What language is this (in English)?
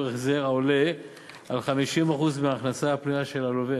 Hebrew